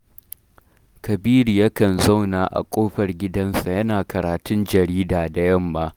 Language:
Hausa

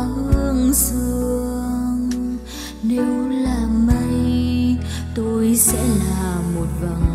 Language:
Vietnamese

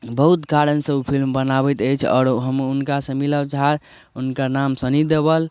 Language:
Maithili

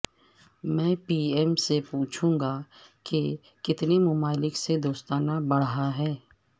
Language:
Urdu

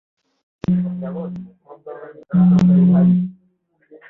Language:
Kinyarwanda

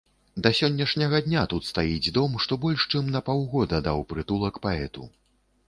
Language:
Belarusian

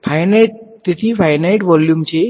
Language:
Gujarati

